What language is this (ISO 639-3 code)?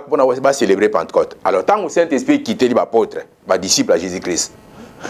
fra